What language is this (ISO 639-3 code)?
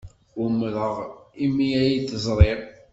kab